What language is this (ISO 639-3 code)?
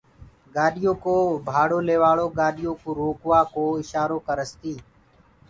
ggg